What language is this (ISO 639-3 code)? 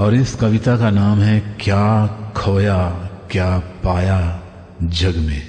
hin